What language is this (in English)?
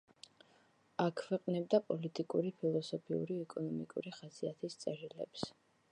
Georgian